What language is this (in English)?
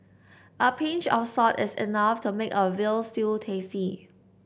English